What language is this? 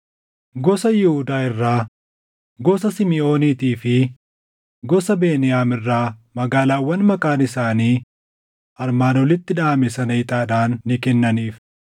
Oromo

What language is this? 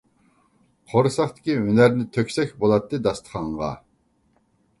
Uyghur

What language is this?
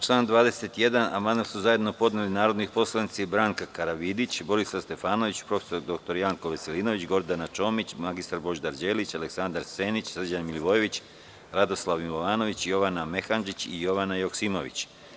Serbian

